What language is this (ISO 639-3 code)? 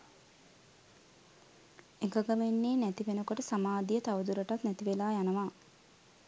sin